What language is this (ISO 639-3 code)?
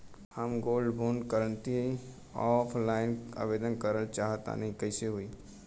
bho